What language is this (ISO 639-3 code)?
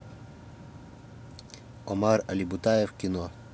rus